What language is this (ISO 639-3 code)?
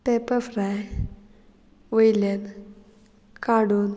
kok